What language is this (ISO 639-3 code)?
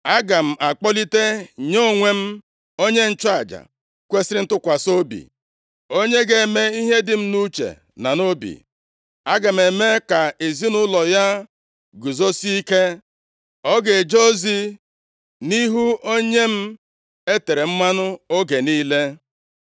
ibo